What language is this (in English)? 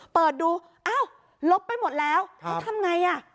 Thai